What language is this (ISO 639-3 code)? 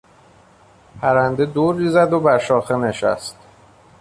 fas